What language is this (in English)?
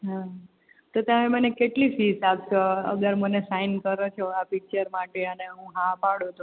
Gujarati